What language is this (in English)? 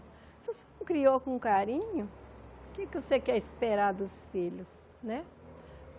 Portuguese